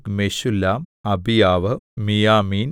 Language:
Malayalam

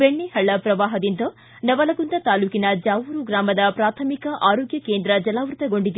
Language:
Kannada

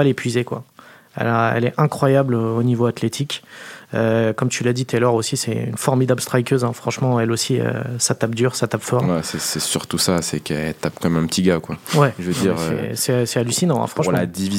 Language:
French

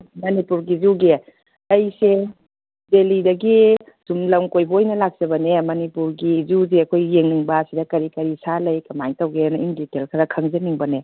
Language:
Manipuri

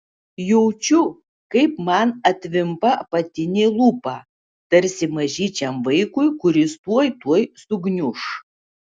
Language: Lithuanian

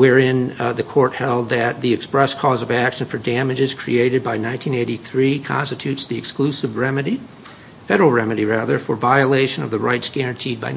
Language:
English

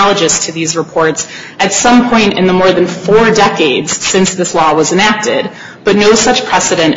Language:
English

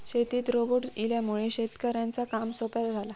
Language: Marathi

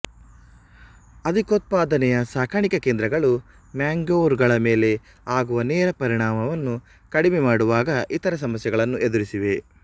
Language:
Kannada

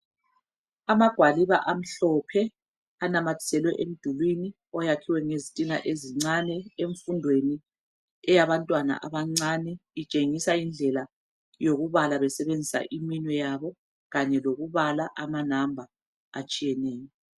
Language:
North Ndebele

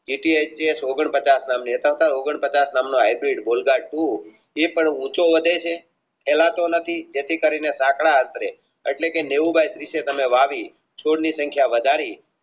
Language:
Gujarati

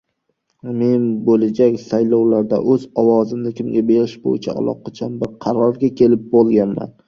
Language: Uzbek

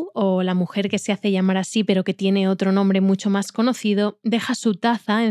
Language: Spanish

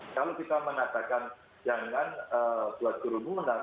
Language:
Indonesian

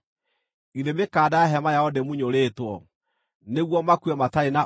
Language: Kikuyu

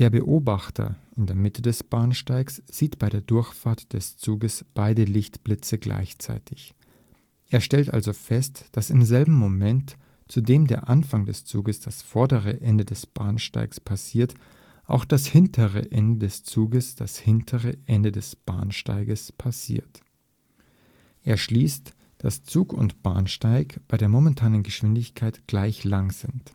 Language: German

